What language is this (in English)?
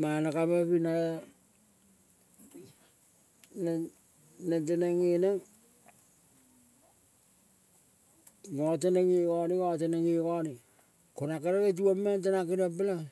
Kol (Papua New Guinea)